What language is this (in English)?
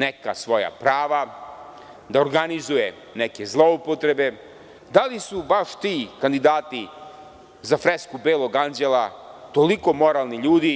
Serbian